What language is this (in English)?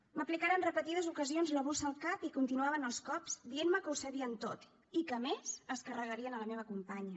Catalan